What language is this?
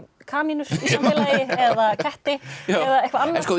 Icelandic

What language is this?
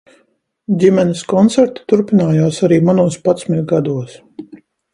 Latvian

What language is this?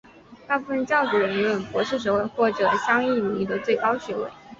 Chinese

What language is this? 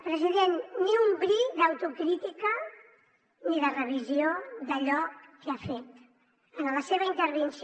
Catalan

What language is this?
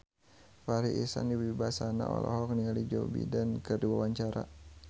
Sundanese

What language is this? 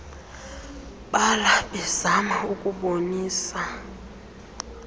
Xhosa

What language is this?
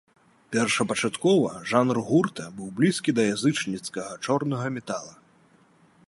Belarusian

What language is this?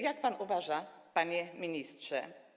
Polish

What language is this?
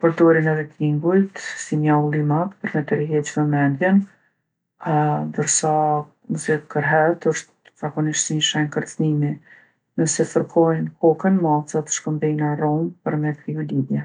Gheg Albanian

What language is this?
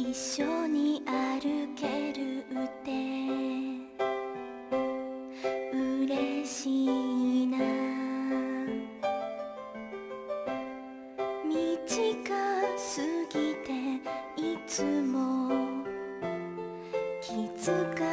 Korean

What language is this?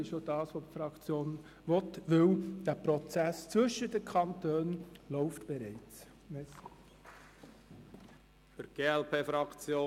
Swiss German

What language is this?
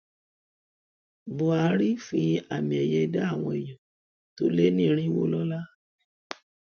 Yoruba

